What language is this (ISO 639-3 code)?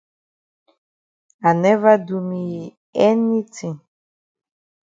wes